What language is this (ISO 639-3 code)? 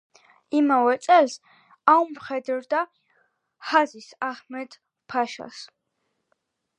kat